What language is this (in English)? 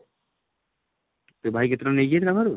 Odia